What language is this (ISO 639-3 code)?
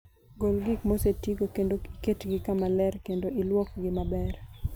luo